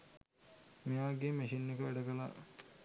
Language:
Sinhala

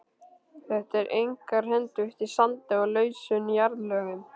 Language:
Icelandic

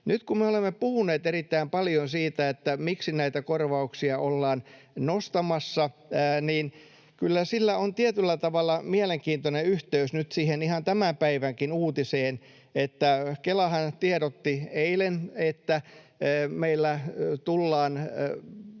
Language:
Finnish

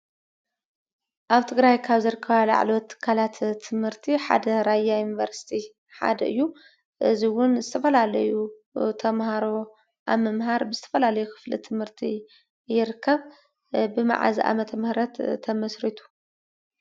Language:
Tigrinya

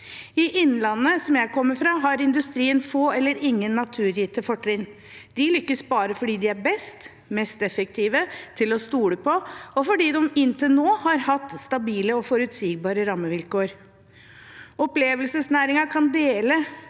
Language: Norwegian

